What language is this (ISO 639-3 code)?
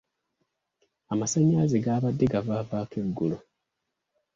lug